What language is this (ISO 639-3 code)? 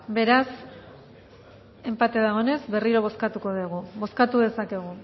eus